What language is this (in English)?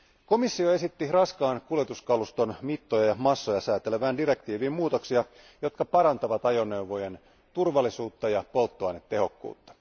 Finnish